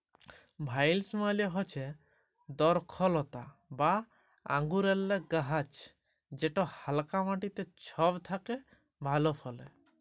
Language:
Bangla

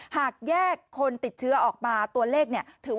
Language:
Thai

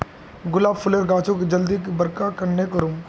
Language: Magahi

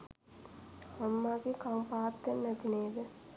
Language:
Sinhala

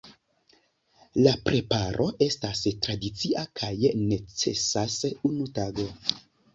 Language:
Esperanto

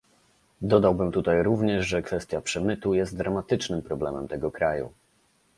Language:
Polish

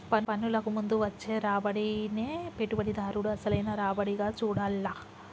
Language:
Telugu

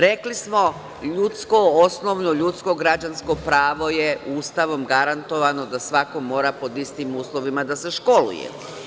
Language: Serbian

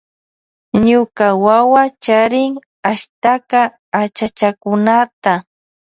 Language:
Loja Highland Quichua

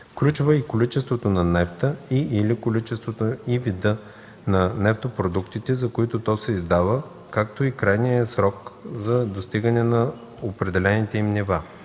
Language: Bulgarian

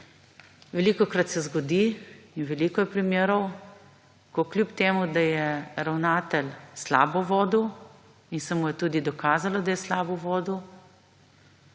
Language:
Slovenian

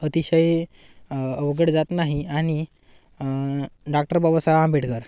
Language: Marathi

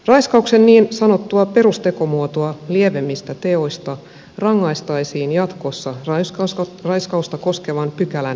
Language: Finnish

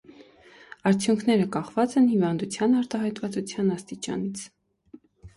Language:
Armenian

